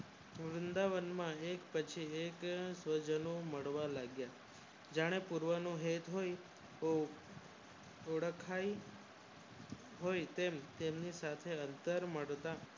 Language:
Gujarati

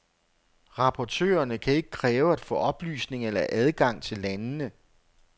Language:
Danish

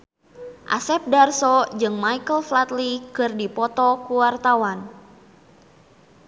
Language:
Sundanese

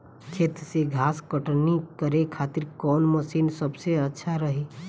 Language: Bhojpuri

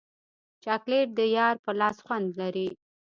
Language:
Pashto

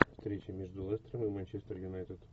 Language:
Russian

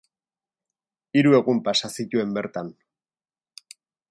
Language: Basque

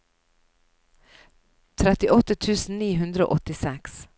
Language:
Norwegian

